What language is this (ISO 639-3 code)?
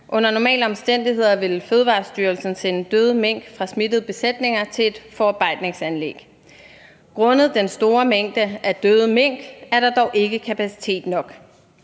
dan